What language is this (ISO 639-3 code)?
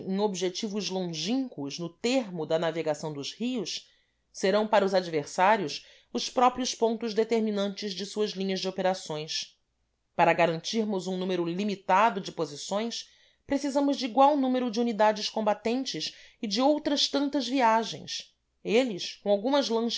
por